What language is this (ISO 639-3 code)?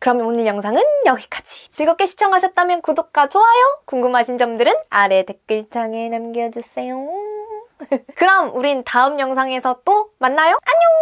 kor